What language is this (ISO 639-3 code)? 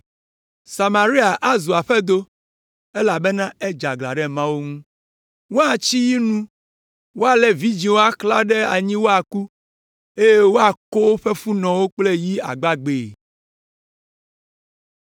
ewe